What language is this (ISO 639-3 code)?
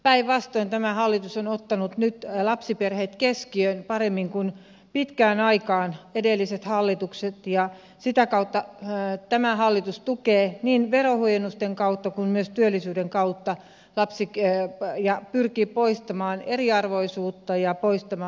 fin